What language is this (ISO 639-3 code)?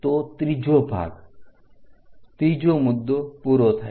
guj